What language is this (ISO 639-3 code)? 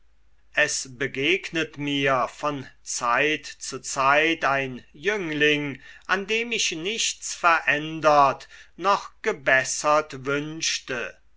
deu